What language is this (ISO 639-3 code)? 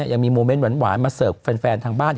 tha